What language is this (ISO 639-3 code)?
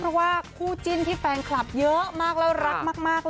tha